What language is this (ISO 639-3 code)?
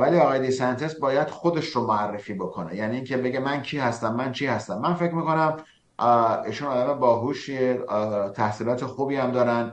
fas